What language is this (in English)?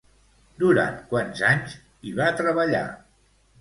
Catalan